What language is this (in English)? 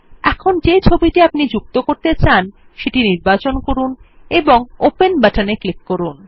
Bangla